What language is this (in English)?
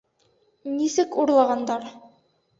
Bashkir